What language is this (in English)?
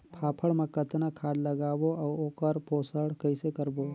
Chhattisgarhi